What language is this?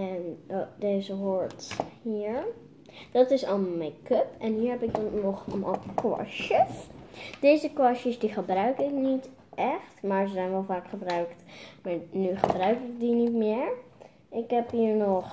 Dutch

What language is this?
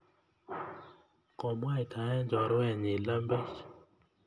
Kalenjin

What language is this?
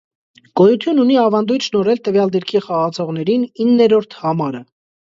Armenian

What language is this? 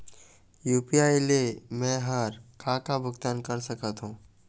Chhattisgarhi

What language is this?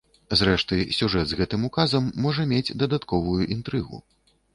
Belarusian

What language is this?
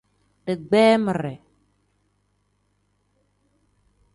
Tem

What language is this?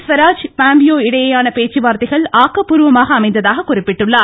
Tamil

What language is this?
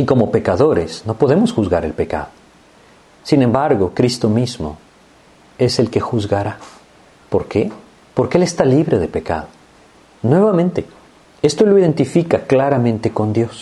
Spanish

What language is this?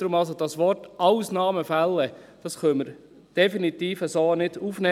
Swiss German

